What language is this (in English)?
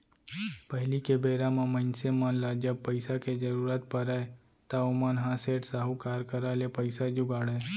Chhattisgarhi